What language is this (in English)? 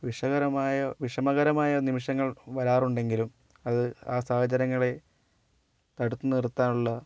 Malayalam